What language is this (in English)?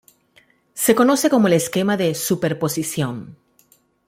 Spanish